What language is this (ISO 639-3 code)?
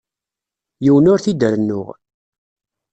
kab